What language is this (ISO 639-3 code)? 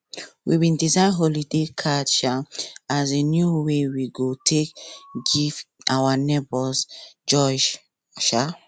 pcm